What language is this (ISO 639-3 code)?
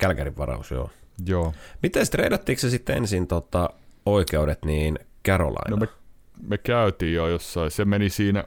fin